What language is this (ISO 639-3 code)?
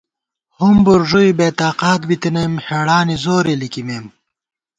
gwt